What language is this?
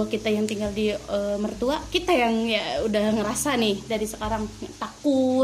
Indonesian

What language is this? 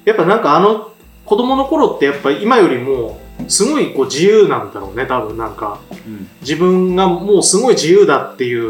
Japanese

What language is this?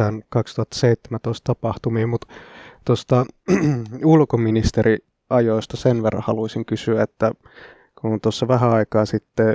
Finnish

